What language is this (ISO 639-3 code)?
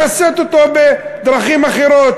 heb